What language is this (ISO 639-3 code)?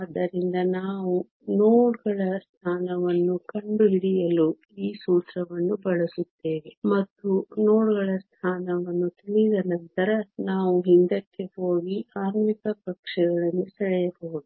kan